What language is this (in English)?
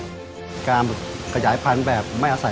Thai